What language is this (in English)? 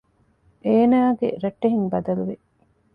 Divehi